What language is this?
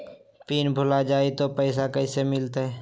Magahi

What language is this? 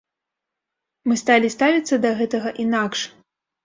Belarusian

